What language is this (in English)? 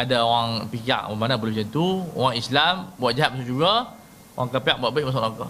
Malay